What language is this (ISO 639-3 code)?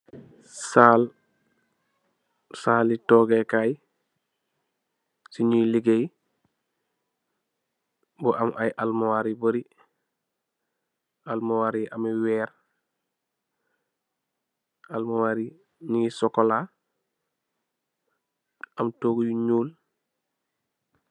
wol